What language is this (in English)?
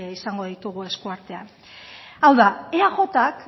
Basque